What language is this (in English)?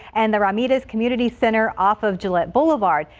English